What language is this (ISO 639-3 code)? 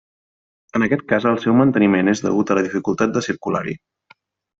cat